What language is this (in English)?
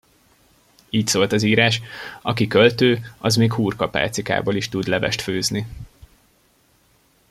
Hungarian